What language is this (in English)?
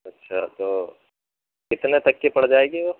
Urdu